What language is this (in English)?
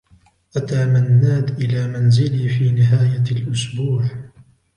Arabic